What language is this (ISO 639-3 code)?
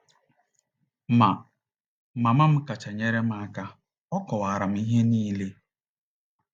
ibo